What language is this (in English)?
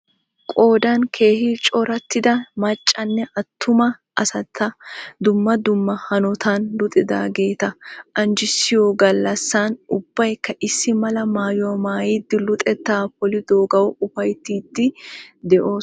Wolaytta